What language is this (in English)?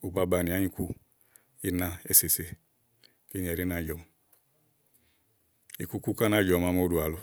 Igo